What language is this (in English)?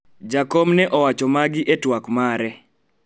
Luo (Kenya and Tanzania)